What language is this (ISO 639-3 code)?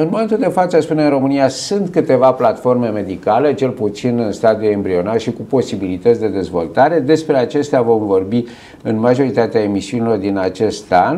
ron